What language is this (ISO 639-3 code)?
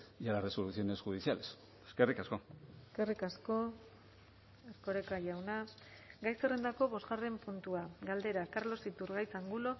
eus